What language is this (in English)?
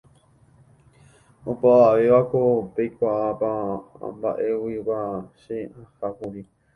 Guarani